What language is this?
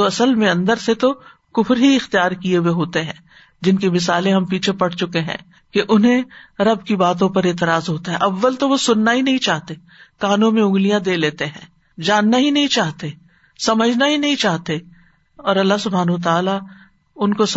Urdu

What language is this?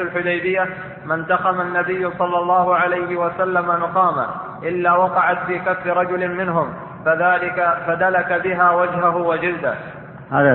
Arabic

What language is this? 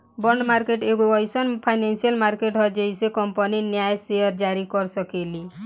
Bhojpuri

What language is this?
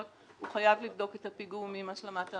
Hebrew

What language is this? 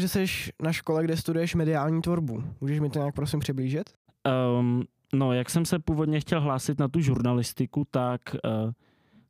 Czech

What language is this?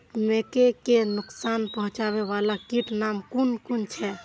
Maithili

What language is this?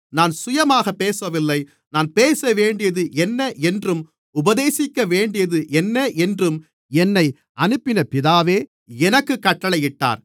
Tamil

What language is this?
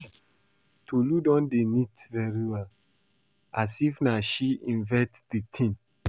Nigerian Pidgin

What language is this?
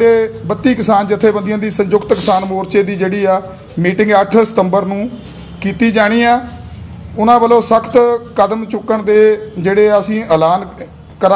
Hindi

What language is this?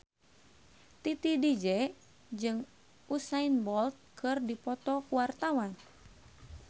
Sundanese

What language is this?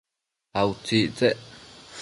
Matsés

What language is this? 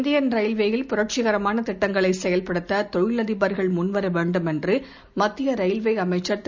Tamil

